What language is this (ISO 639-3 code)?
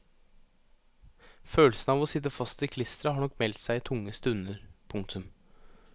nor